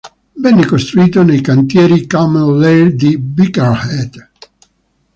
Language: Italian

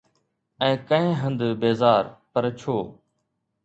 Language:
Sindhi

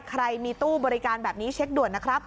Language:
Thai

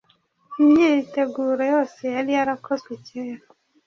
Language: Kinyarwanda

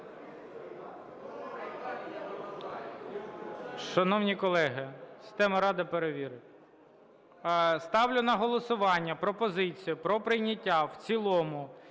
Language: Ukrainian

